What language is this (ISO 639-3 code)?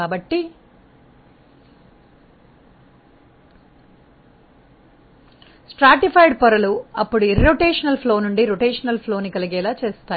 tel